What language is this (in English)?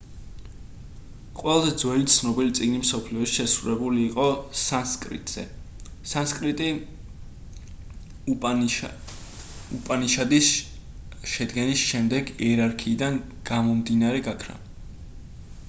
Georgian